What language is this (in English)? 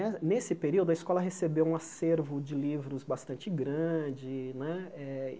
Portuguese